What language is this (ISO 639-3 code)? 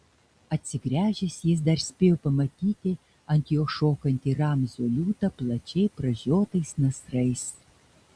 lit